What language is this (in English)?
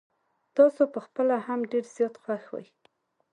Pashto